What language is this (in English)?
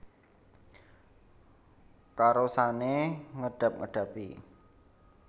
Javanese